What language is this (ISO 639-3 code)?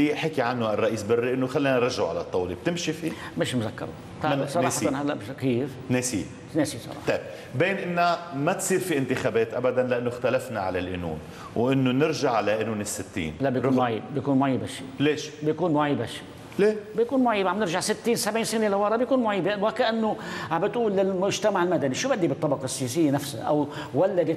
ara